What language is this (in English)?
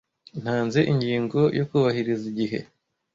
Kinyarwanda